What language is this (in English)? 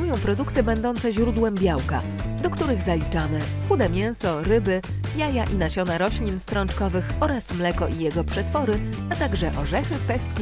Polish